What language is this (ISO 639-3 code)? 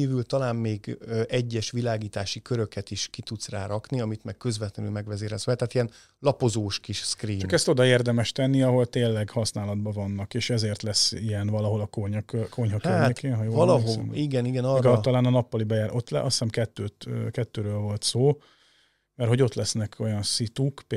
hun